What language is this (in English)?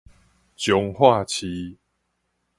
Min Nan Chinese